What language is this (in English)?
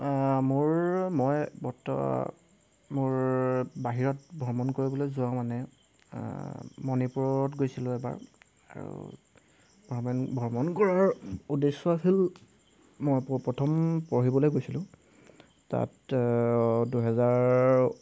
Assamese